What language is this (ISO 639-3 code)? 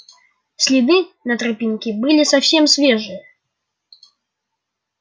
rus